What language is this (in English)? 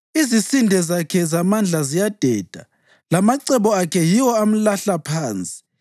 North Ndebele